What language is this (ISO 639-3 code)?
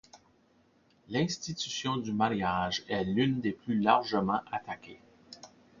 fra